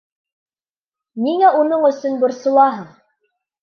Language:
Bashkir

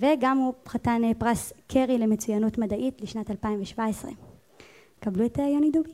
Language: Hebrew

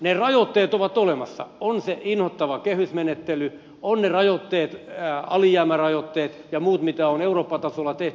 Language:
Finnish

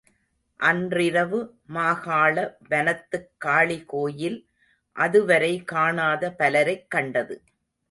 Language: Tamil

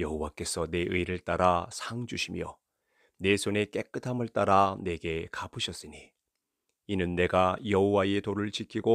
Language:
Korean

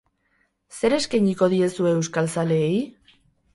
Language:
Basque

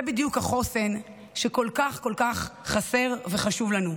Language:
Hebrew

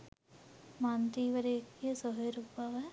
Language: Sinhala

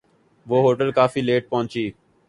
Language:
Urdu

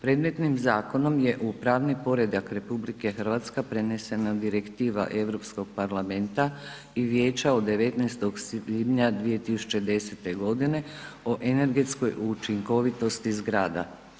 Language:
Croatian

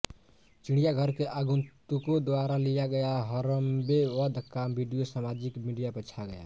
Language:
Hindi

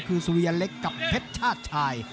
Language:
Thai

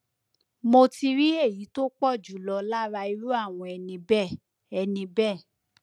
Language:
Yoruba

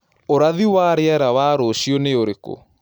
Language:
Kikuyu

